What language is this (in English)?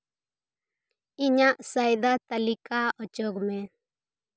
Santali